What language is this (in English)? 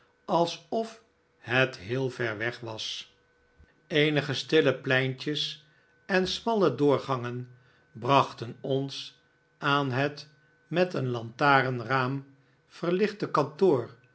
Dutch